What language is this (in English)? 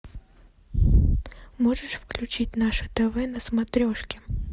Russian